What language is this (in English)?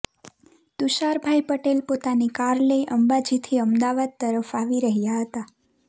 Gujarati